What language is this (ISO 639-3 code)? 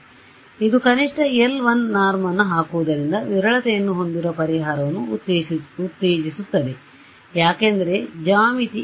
kan